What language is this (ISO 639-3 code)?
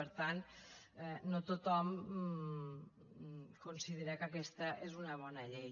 cat